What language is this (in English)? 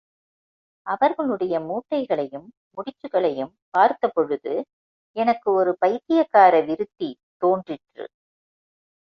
Tamil